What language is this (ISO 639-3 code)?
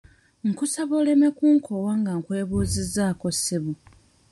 lug